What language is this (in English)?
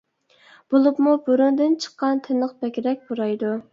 Uyghur